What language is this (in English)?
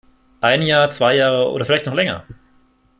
German